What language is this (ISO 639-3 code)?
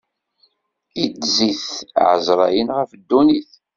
kab